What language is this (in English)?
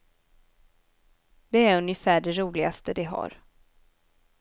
Swedish